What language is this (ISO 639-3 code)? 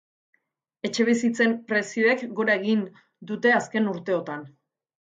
eus